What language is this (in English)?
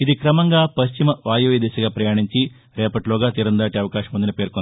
Telugu